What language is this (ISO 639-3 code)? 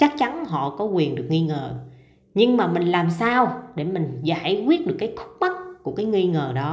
vie